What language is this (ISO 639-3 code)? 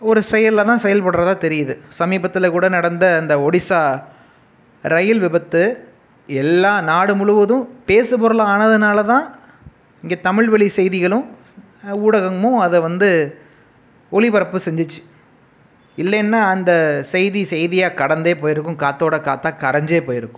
tam